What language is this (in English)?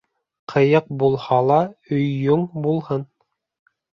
Bashkir